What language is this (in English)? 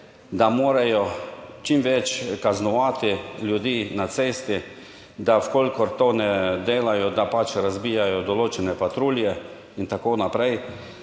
Slovenian